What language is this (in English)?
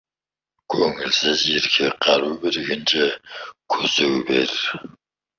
Kazakh